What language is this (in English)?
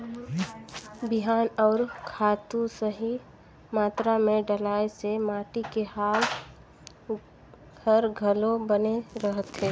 Chhattisgarhi